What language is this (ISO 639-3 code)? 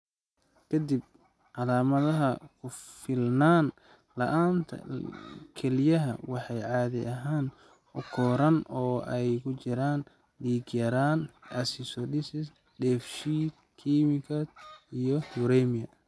som